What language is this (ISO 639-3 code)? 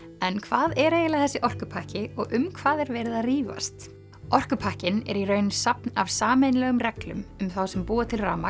isl